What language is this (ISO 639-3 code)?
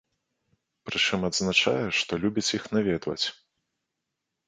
bel